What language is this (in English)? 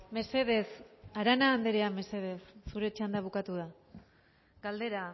Basque